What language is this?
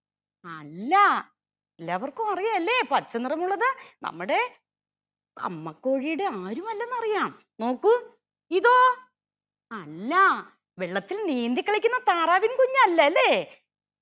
Malayalam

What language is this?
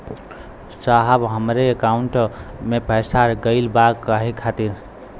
Bhojpuri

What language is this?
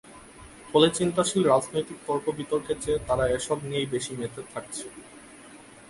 Bangla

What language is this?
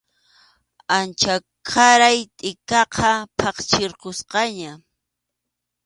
Arequipa-La Unión Quechua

